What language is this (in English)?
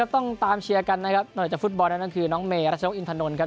Thai